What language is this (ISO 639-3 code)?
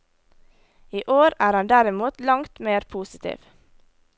nor